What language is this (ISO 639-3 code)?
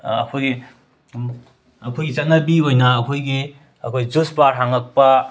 mni